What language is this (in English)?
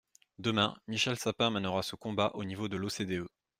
French